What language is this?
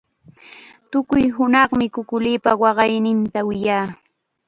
Chiquián Ancash Quechua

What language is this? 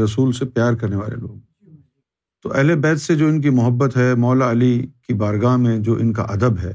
Urdu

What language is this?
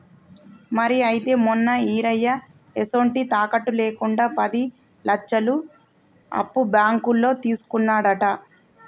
Telugu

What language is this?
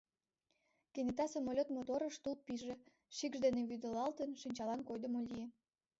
Mari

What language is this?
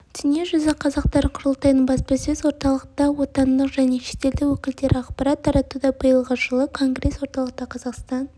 Kazakh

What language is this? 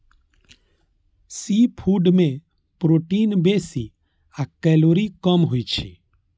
Maithili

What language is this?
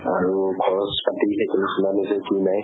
Assamese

